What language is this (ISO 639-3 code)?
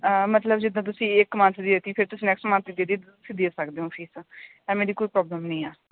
pan